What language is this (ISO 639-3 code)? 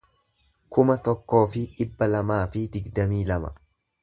orm